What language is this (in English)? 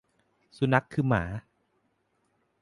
Thai